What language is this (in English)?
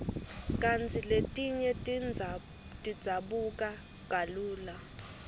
Swati